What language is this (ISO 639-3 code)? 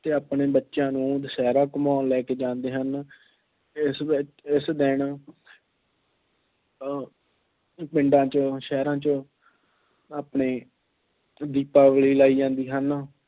pan